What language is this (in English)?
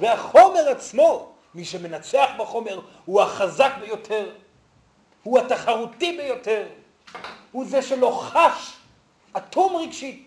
Hebrew